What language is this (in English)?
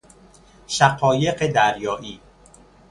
Persian